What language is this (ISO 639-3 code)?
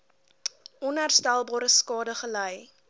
afr